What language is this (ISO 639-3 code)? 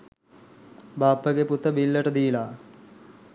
sin